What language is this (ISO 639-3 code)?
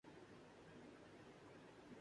urd